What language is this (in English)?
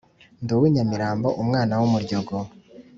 Kinyarwanda